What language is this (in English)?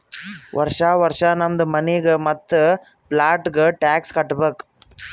Kannada